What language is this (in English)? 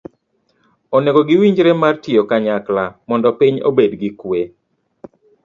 Luo (Kenya and Tanzania)